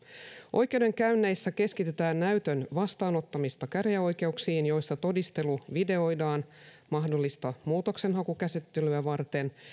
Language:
Finnish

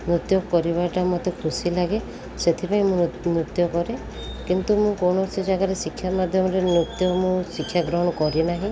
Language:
Odia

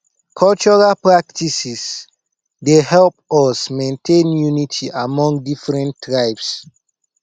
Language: Nigerian Pidgin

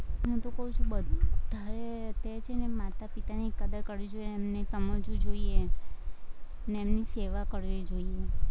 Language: Gujarati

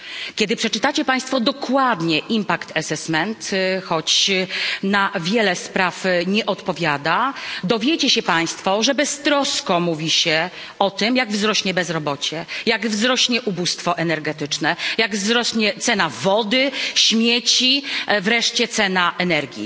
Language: Polish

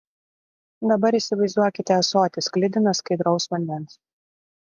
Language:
Lithuanian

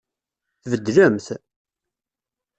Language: Kabyle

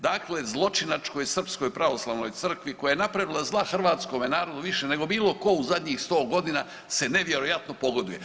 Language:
Croatian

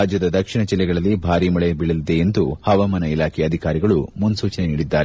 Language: Kannada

